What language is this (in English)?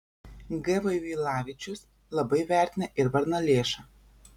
Lithuanian